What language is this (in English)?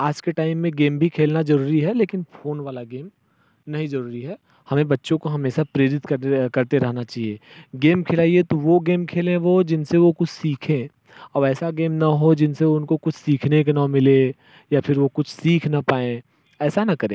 Hindi